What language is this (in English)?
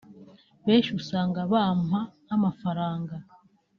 Kinyarwanda